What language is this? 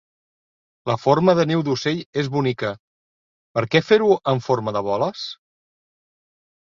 Catalan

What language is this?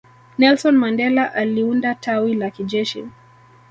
Swahili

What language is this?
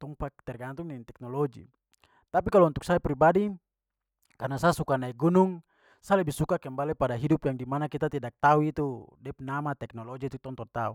Papuan Malay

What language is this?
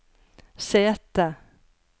Norwegian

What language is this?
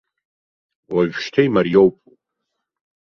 Abkhazian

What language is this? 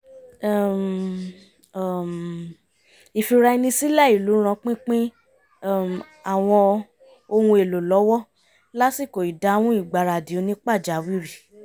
Yoruba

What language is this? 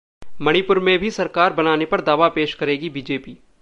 Hindi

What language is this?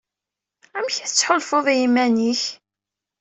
Kabyle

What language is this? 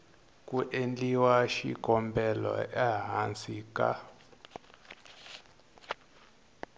Tsonga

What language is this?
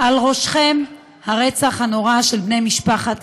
Hebrew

